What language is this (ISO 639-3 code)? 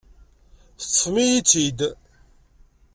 kab